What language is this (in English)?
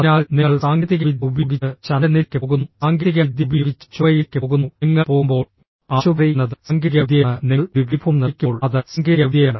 Malayalam